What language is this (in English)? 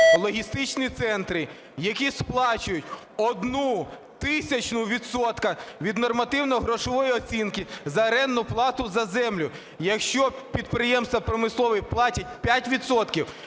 Ukrainian